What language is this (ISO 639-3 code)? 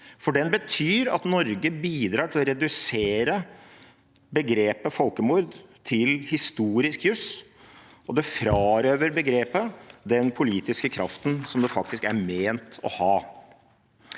nor